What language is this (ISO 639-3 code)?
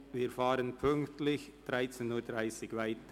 gsw